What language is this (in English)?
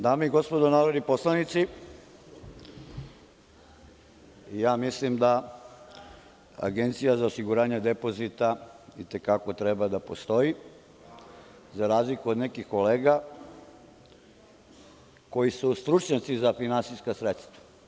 Serbian